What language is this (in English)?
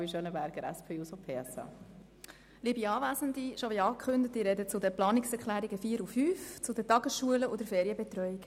Swiss German